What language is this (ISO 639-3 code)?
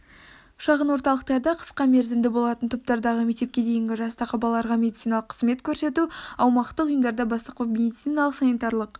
kaz